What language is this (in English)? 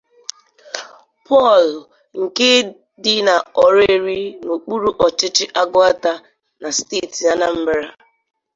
Igbo